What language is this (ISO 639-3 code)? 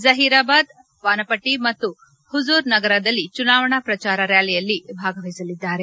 kan